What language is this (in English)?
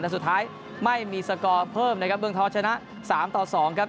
Thai